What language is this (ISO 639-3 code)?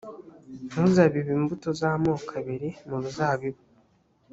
kin